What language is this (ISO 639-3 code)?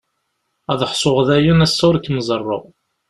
kab